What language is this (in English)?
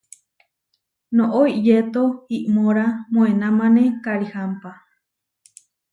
Huarijio